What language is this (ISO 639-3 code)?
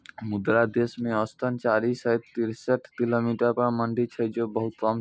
mai